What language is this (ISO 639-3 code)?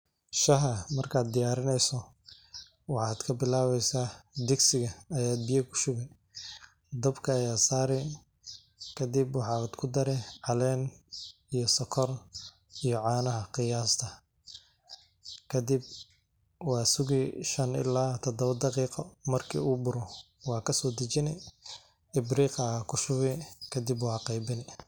som